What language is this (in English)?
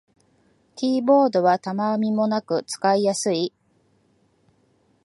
Japanese